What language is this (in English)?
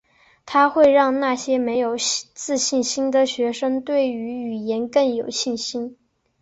Chinese